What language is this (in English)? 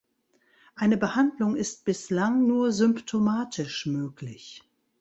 German